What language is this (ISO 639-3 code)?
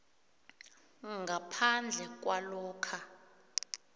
nbl